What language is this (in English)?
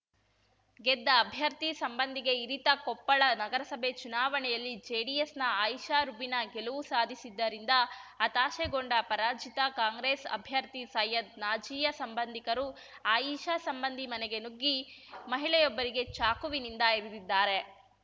Kannada